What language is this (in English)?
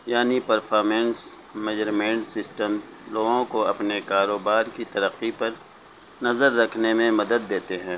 Urdu